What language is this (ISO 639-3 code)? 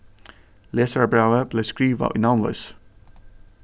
fao